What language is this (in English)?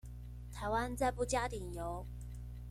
Chinese